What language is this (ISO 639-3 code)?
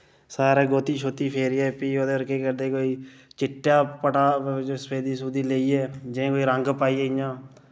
doi